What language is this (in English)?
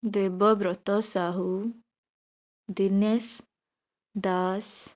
Odia